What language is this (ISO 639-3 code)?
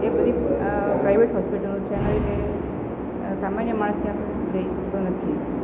guj